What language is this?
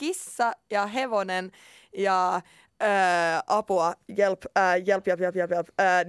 Swedish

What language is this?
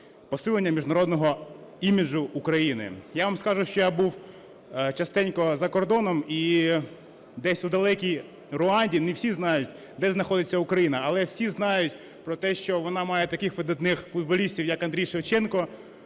Ukrainian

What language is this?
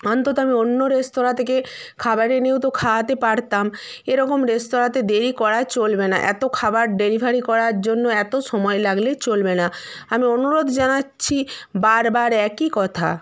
Bangla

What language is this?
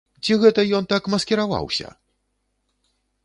Belarusian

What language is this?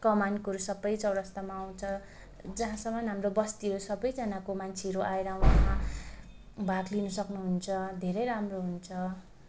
Nepali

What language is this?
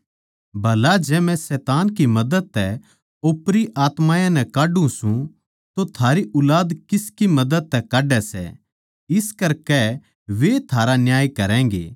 Haryanvi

